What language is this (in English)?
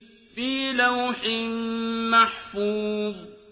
Arabic